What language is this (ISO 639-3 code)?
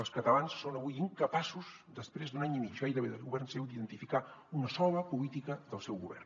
cat